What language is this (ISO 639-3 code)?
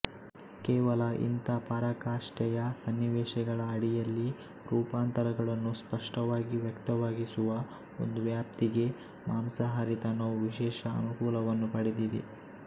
kan